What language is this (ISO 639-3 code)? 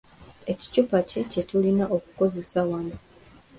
lug